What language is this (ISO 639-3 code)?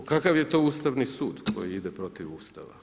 hrv